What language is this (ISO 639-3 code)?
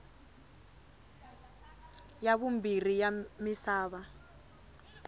tso